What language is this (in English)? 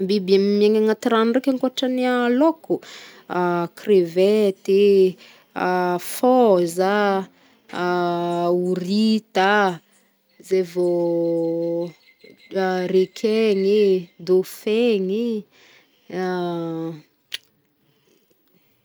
Northern Betsimisaraka Malagasy